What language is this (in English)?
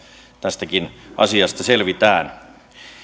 Finnish